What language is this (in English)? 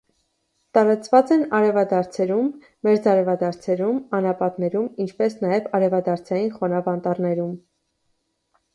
Armenian